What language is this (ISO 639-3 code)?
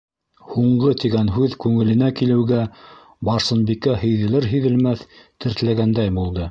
bak